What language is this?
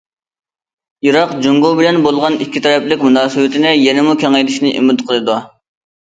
Uyghur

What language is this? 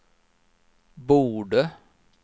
Swedish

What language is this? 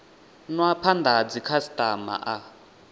Venda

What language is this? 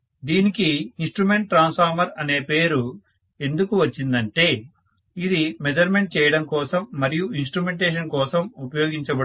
Telugu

